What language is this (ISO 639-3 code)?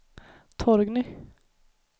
swe